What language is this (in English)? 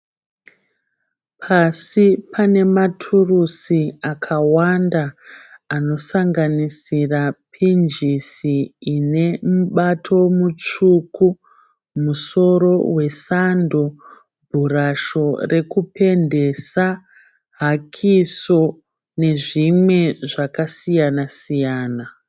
Shona